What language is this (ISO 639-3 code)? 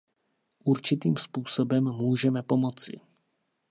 ces